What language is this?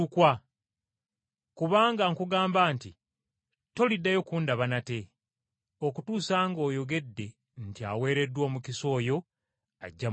Ganda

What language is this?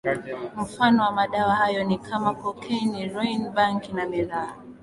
Swahili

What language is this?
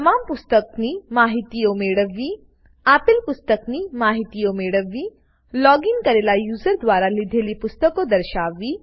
Gujarati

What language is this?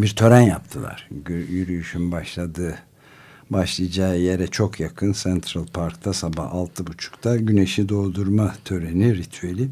Turkish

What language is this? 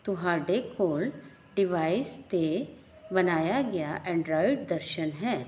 Punjabi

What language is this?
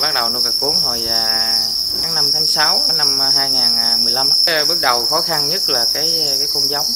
Vietnamese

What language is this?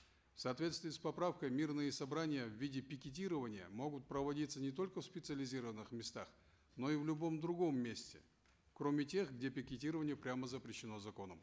Kazakh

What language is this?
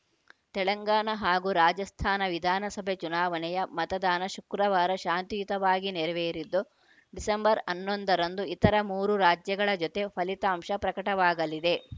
Kannada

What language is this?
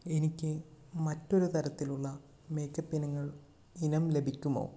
Malayalam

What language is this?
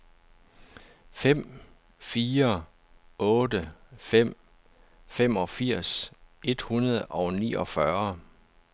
Danish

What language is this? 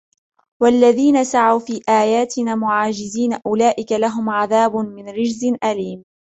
Arabic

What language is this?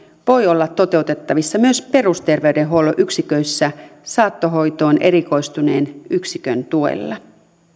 Finnish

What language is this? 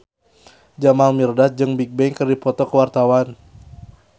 Sundanese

